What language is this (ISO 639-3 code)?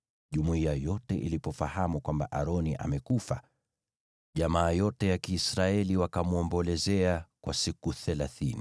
swa